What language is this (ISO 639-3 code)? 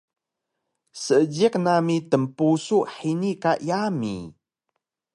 trv